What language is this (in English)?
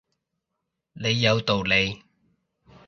Cantonese